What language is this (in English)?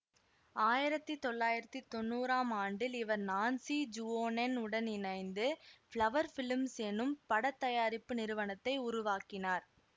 Tamil